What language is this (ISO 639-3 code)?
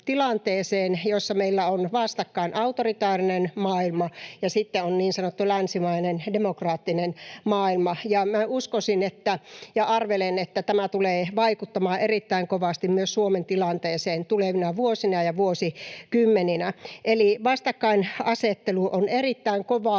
fin